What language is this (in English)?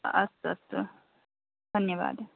Sanskrit